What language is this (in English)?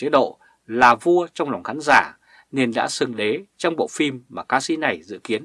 Vietnamese